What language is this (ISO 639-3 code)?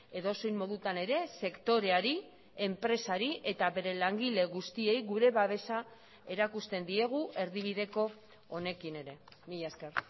eus